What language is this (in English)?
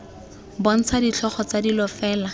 Tswana